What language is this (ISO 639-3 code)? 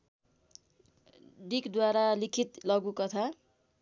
nep